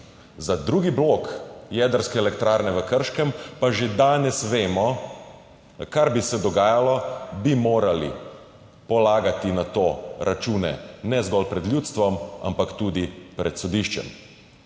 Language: Slovenian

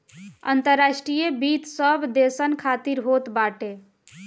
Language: Bhojpuri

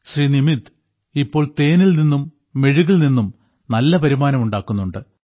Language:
Malayalam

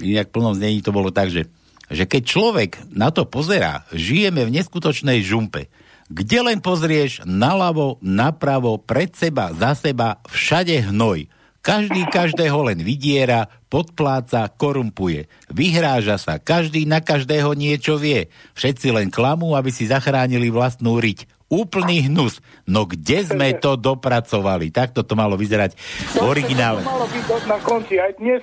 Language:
Slovak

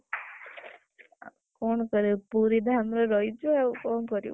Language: Odia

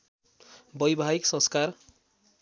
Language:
Nepali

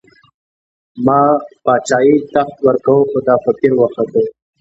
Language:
Pashto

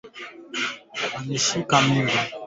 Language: Swahili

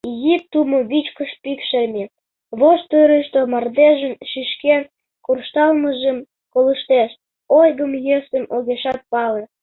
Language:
Mari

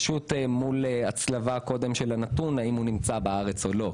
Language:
Hebrew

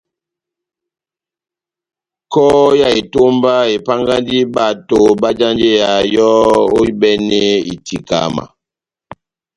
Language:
Batanga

